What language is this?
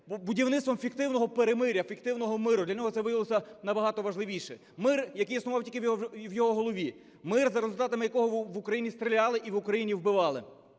Ukrainian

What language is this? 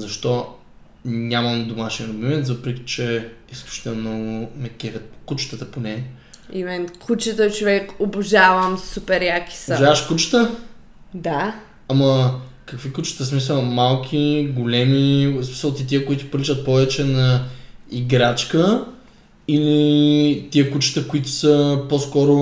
Bulgarian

